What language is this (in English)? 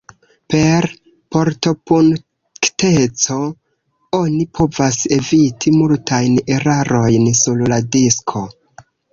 Esperanto